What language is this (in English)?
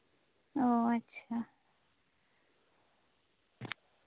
Santali